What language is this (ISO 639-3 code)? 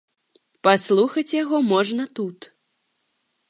bel